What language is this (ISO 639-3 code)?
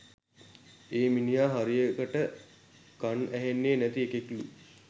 sin